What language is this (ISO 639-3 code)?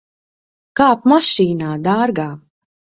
lav